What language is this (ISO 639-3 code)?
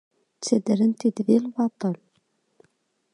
kab